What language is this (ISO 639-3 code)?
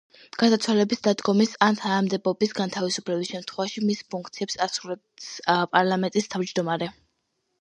kat